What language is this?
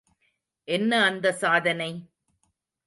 Tamil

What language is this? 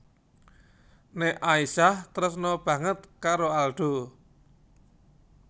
Javanese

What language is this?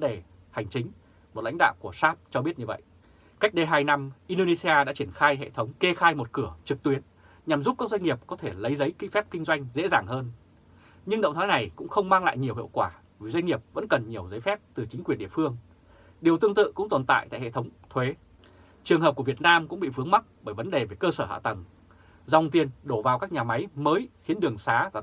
Vietnamese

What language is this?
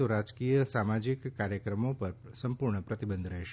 Gujarati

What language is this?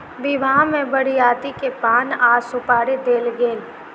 Maithili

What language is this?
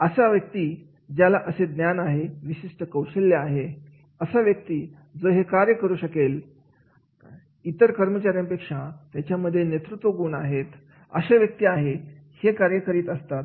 Marathi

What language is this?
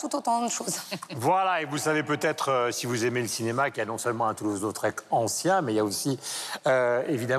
French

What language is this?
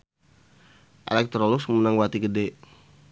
Sundanese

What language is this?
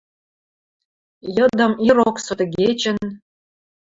Western Mari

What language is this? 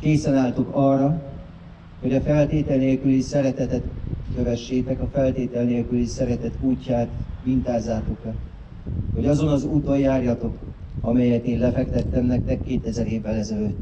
Hungarian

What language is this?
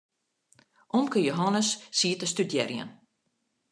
Western Frisian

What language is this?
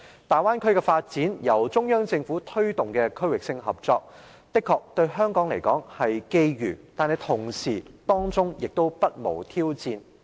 Cantonese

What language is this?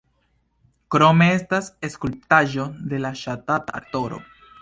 Esperanto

